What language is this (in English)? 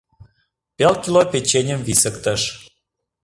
Mari